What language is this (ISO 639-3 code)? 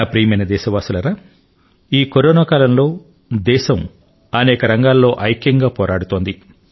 tel